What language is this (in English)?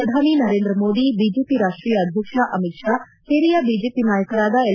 Kannada